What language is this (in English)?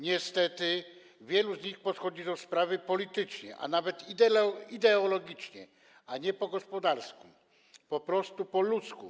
Polish